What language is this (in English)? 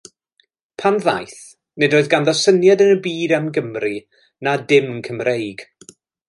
Welsh